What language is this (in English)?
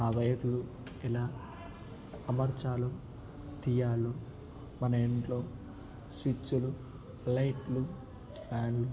Telugu